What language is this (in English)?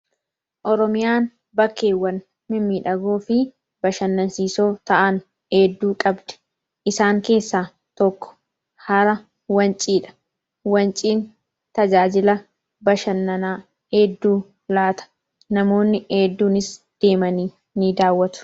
Oromo